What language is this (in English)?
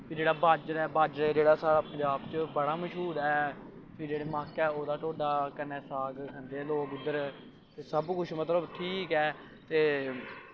Dogri